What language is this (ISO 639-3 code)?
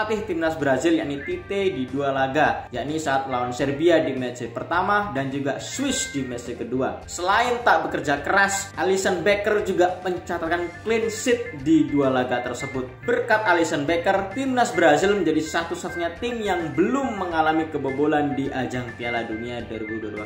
ind